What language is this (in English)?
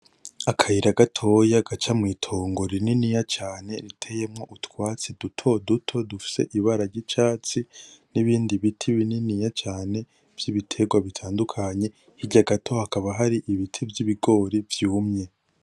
Rundi